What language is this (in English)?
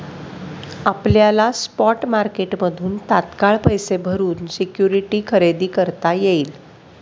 Marathi